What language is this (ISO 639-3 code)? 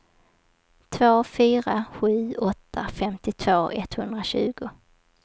swe